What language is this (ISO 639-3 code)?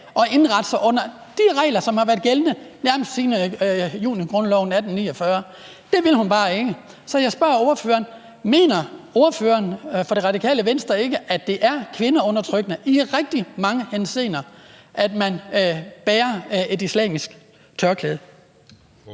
dan